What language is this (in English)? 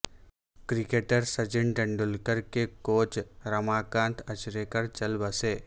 Urdu